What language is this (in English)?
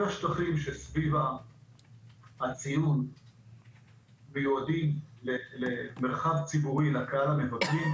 Hebrew